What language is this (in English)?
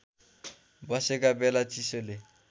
Nepali